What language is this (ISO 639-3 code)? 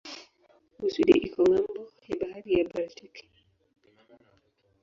swa